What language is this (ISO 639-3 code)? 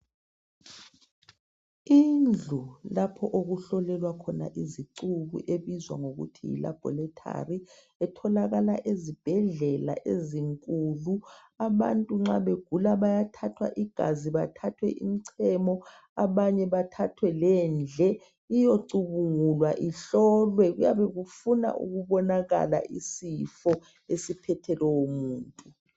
nde